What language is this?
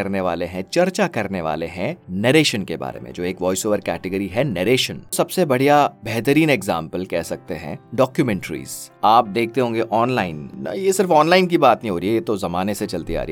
Hindi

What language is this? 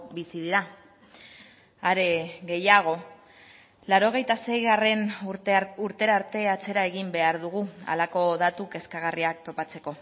Basque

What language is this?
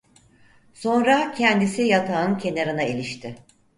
Turkish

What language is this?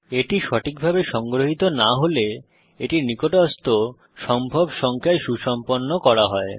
Bangla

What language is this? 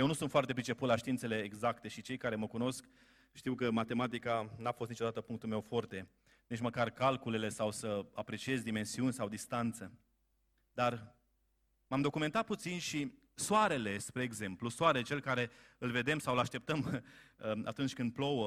Romanian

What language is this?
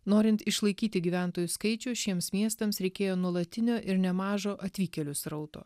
Lithuanian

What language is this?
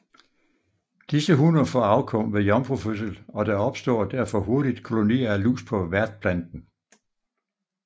Danish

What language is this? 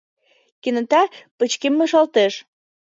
Mari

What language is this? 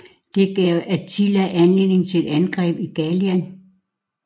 Danish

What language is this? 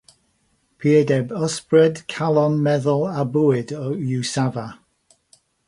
Welsh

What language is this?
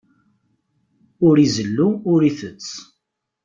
Kabyle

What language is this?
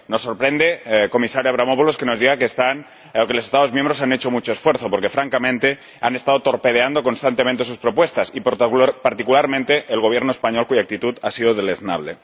Spanish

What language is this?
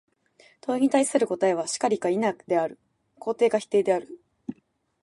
Japanese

